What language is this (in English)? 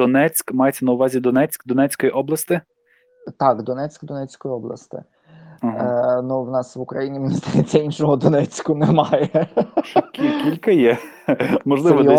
Ukrainian